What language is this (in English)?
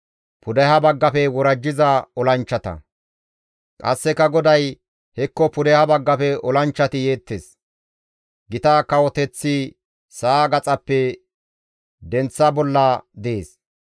Gamo